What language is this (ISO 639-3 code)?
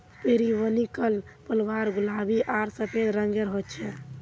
mag